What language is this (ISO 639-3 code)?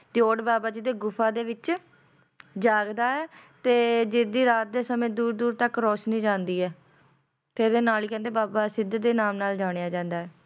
pan